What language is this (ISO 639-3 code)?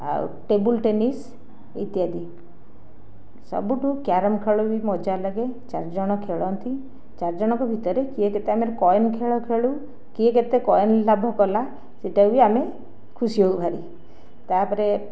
ori